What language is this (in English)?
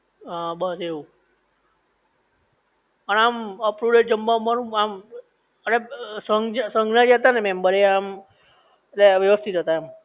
Gujarati